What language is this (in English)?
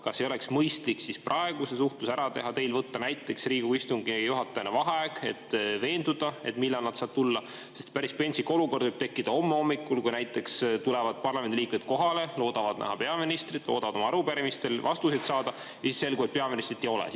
Estonian